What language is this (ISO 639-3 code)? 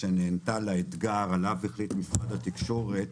heb